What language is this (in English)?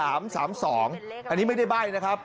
Thai